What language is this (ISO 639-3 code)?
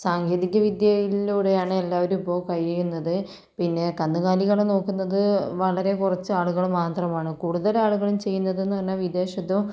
mal